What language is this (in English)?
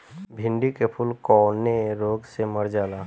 Bhojpuri